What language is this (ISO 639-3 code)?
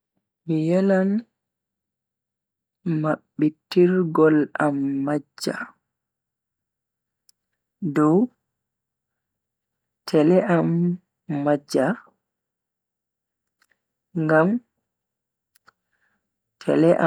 fui